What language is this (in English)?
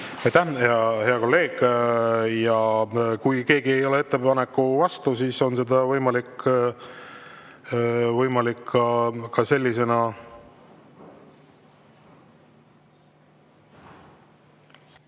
Estonian